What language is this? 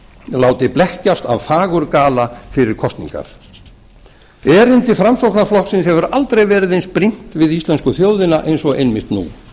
Icelandic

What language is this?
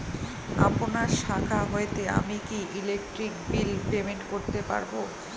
Bangla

